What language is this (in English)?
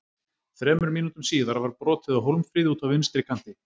Icelandic